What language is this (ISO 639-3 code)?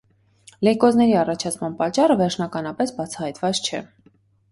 hye